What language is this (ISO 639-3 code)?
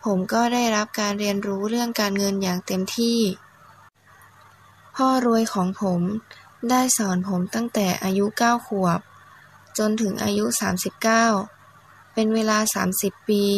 tha